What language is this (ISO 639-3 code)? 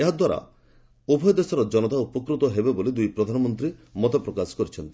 ori